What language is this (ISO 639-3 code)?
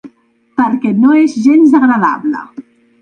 cat